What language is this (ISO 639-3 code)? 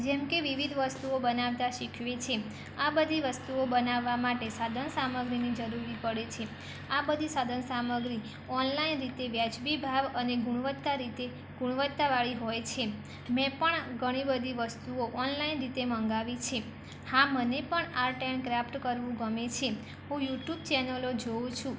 guj